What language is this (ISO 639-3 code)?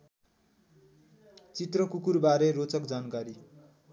nep